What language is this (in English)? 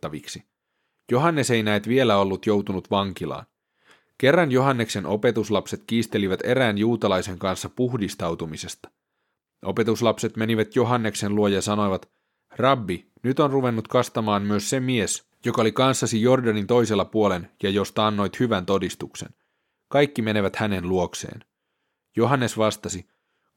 Finnish